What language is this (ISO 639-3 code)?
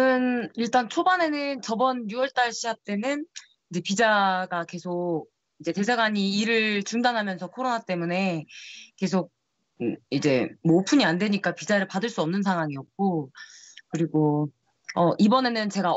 kor